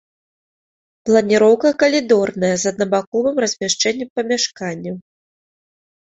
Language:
Belarusian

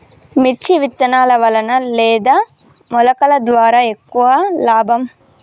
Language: Telugu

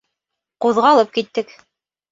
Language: Bashkir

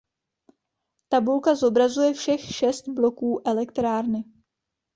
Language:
Czech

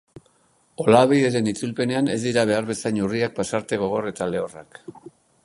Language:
Basque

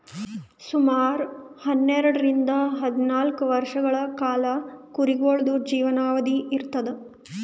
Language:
Kannada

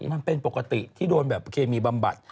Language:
Thai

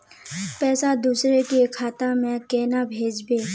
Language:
Magahi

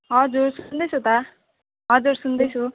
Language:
Nepali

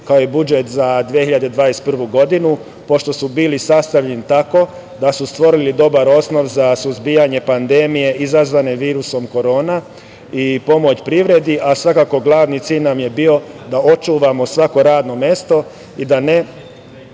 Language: Serbian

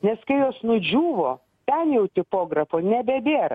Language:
Lithuanian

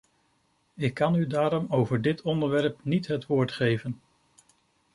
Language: Dutch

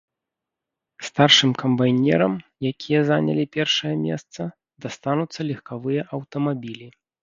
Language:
Belarusian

